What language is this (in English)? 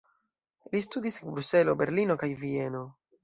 Esperanto